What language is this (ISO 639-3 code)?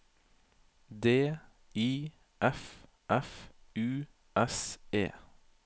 nor